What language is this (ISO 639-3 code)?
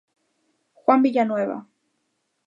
glg